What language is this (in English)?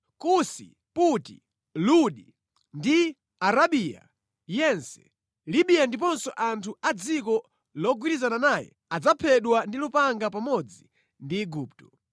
Nyanja